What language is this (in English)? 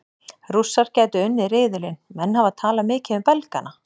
Icelandic